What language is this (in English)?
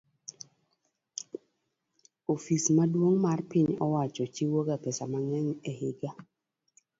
Luo (Kenya and Tanzania)